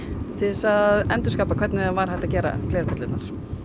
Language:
Icelandic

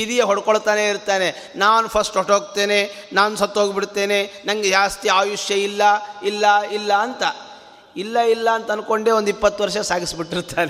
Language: Kannada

